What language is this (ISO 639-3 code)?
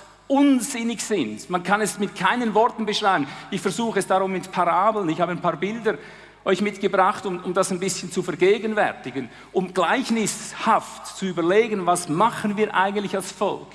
deu